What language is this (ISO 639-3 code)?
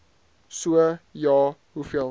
afr